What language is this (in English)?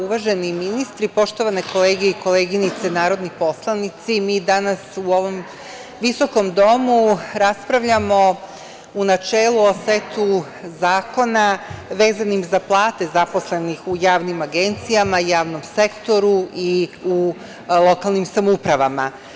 Serbian